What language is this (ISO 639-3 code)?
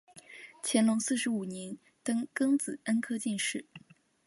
zho